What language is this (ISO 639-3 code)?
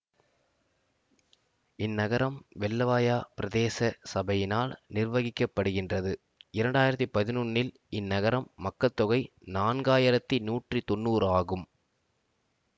tam